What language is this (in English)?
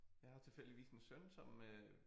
Danish